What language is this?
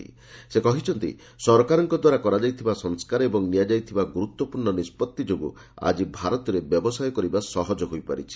Odia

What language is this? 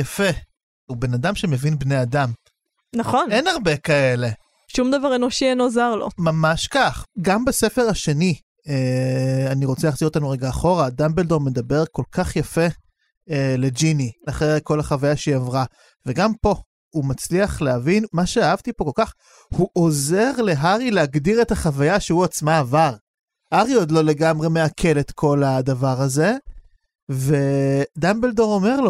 Hebrew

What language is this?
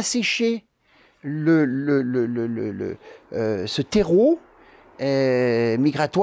French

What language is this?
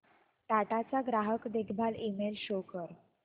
Marathi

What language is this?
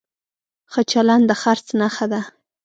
Pashto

